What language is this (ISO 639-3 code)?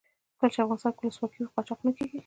pus